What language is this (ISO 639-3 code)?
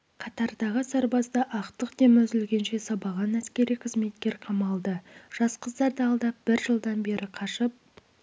kaz